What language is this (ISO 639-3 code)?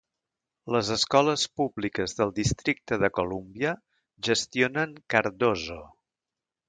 cat